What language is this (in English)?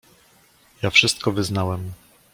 Polish